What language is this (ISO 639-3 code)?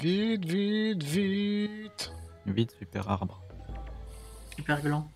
fra